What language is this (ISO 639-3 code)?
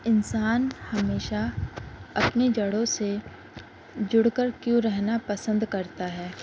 urd